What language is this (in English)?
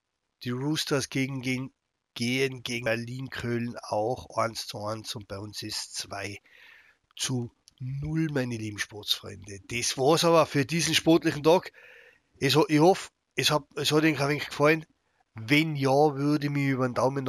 German